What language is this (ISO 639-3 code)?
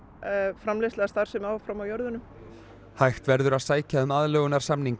isl